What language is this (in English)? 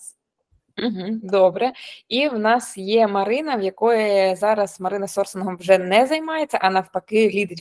Ukrainian